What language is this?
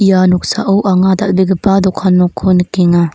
Garo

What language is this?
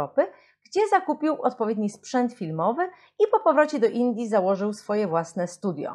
Polish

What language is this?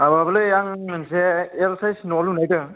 Bodo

